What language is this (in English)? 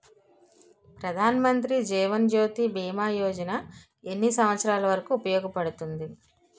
Telugu